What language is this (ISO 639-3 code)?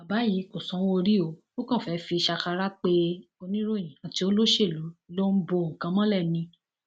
yor